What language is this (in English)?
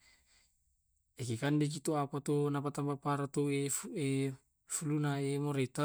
Tae'